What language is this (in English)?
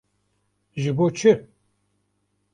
Kurdish